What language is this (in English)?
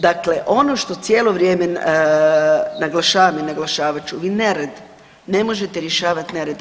Croatian